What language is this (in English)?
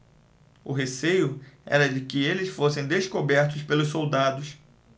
Portuguese